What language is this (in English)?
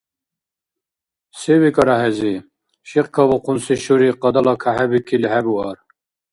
Dargwa